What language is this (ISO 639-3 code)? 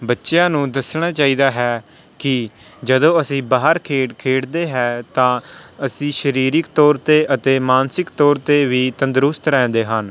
pan